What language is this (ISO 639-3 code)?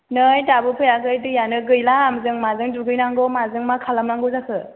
brx